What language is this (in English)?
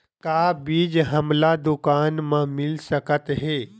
Chhattisgarhi